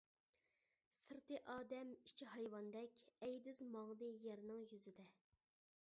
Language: Uyghur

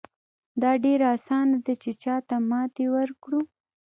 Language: Pashto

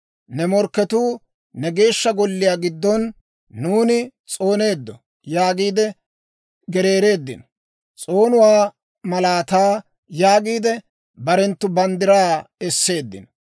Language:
Dawro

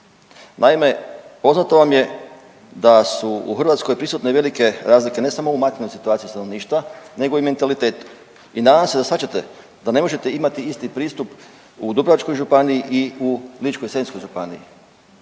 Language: Croatian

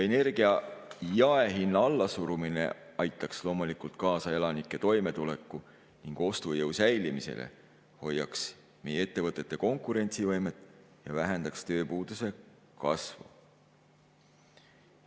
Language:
Estonian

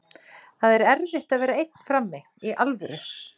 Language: Icelandic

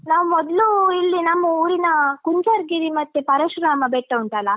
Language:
Kannada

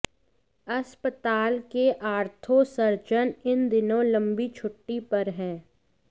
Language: Hindi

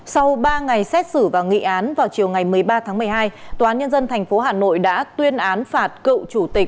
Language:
Vietnamese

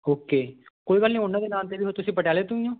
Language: Punjabi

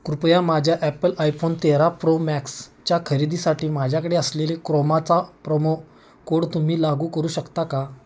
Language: Marathi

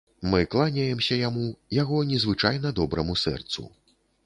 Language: Belarusian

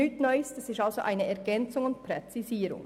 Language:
Swiss German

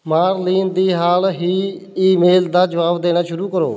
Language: Punjabi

